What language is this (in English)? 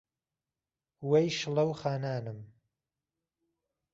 Central Kurdish